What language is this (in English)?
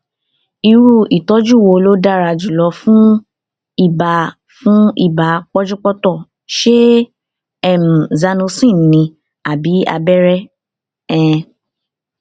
Yoruba